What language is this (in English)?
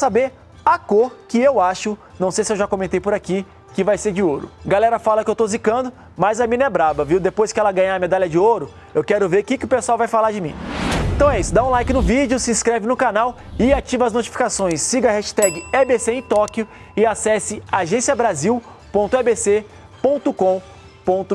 Portuguese